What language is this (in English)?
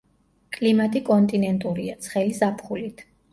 Georgian